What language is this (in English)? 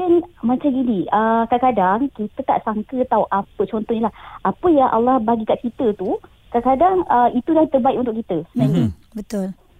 Malay